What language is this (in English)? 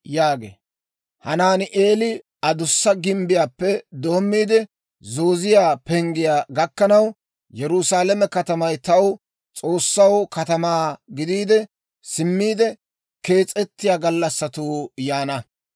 Dawro